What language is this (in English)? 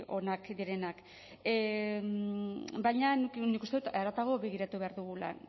Basque